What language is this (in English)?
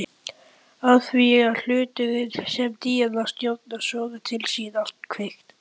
Icelandic